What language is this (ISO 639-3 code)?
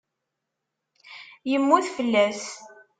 kab